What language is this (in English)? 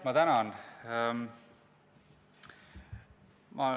Estonian